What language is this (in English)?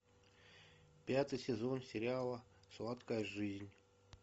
Russian